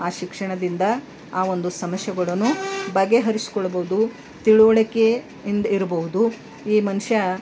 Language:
Kannada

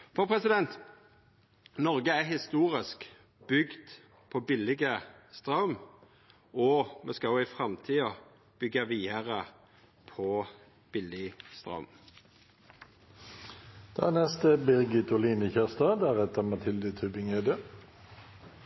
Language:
Norwegian Nynorsk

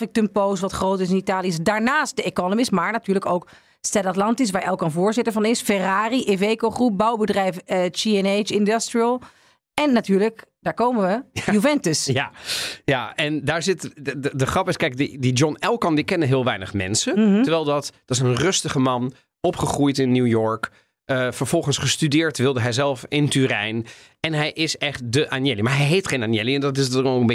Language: Dutch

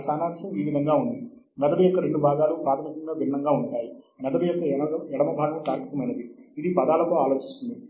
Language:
Telugu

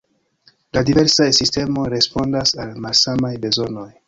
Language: Esperanto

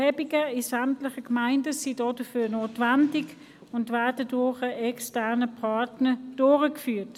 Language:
Swiss German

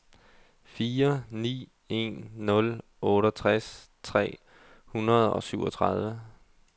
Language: Danish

